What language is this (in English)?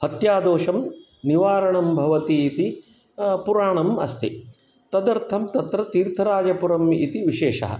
Sanskrit